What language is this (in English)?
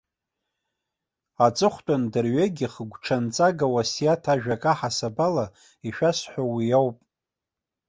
Abkhazian